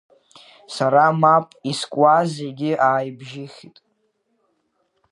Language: Abkhazian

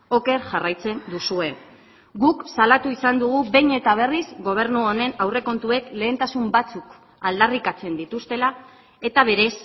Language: Basque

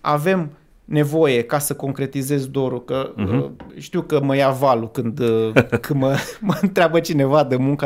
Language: Romanian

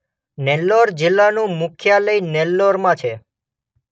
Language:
Gujarati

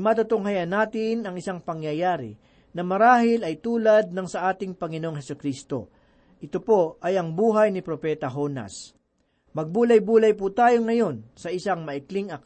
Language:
Filipino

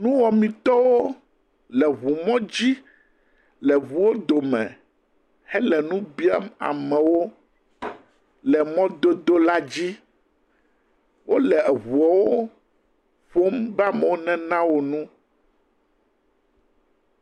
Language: Ewe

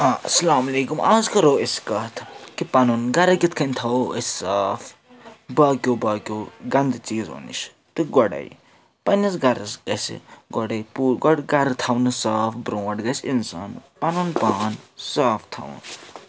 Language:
Kashmiri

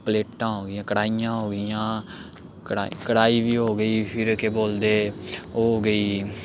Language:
Dogri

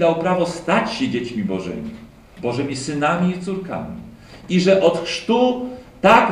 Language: Polish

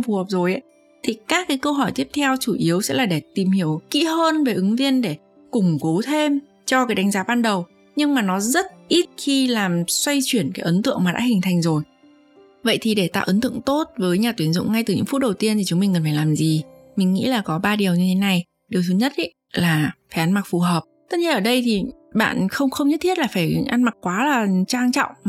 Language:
Vietnamese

